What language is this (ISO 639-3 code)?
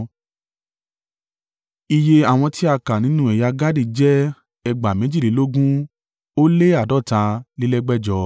yor